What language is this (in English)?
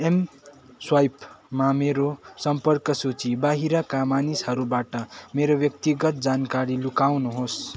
Nepali